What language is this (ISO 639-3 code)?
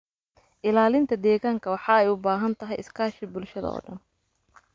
som